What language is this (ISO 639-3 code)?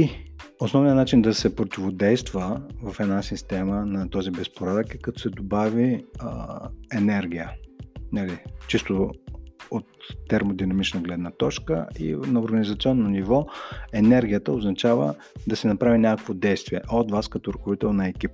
bul